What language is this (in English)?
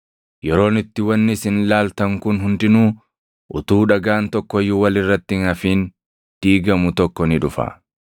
Oromo